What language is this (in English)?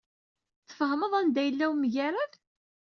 Kabyle